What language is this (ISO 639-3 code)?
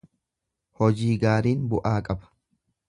orm